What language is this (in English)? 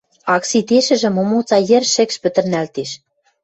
Western Mari